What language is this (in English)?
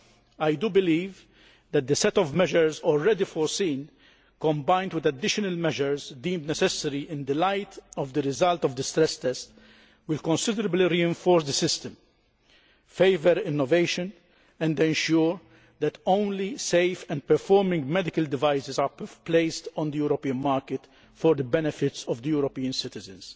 English